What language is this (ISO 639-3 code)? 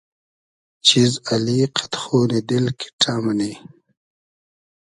haz